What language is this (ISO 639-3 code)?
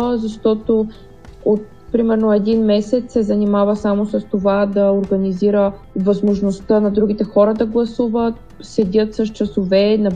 bul